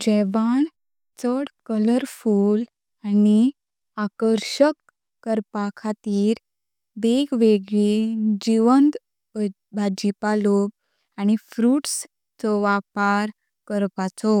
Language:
Konkani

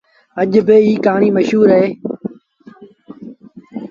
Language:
Sindhi Bhil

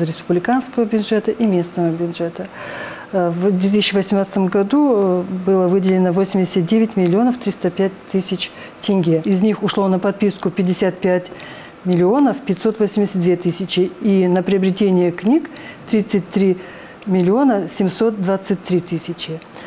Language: Russian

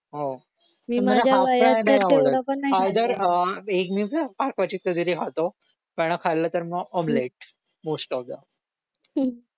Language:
Marathi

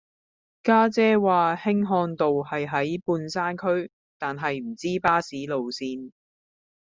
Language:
Cantonese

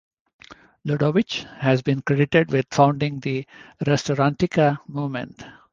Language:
English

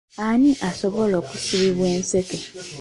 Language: Ganda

